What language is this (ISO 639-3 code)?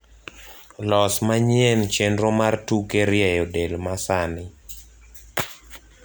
luo